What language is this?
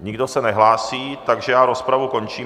Czech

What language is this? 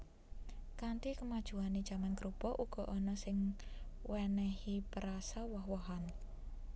Javanese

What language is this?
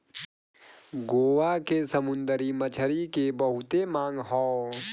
Bhojpuri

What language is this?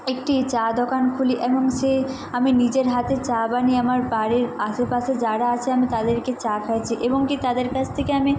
Bangla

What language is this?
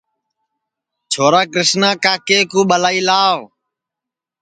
Sansi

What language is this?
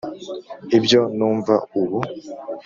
Kinyarwanda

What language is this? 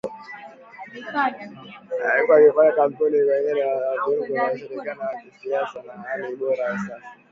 Swahili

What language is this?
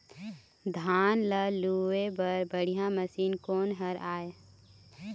Chhattisgarhi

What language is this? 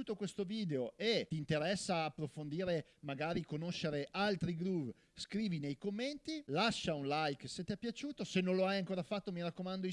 Italian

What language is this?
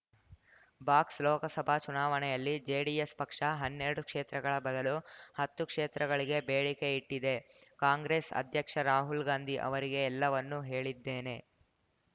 Kannada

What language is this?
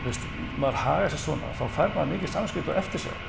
Icelandic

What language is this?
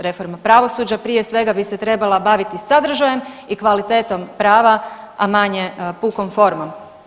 Croatian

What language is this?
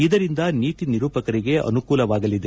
Kannada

